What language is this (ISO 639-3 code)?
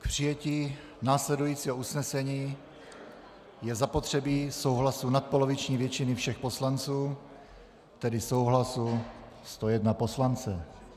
ces